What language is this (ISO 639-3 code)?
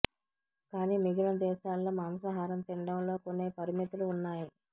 tel